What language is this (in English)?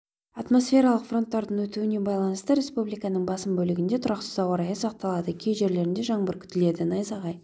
Kazakh